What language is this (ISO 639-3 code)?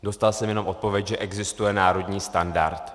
ces